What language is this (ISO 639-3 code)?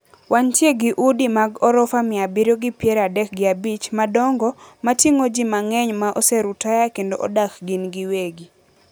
luo